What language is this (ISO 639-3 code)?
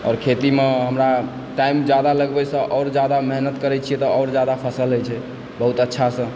mai